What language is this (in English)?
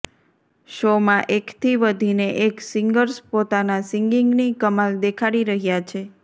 Gujarati